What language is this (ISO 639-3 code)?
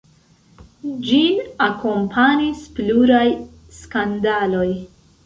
epo